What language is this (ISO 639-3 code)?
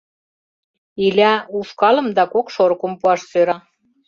chm